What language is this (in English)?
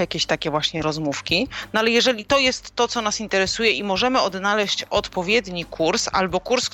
Polish